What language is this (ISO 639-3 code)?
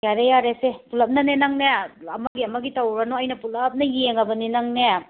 mni